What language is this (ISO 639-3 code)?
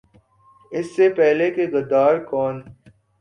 urd